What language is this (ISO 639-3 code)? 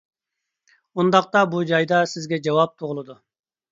uig